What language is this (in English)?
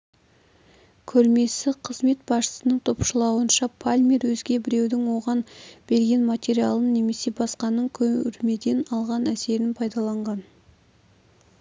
Kazakh